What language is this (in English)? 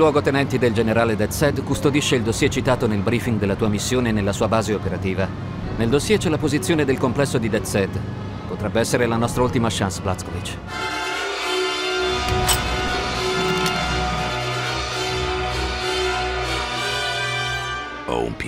Italian